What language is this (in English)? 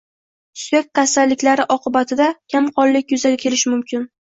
Uzbek